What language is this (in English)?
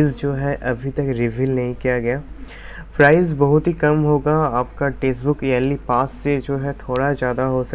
Hindi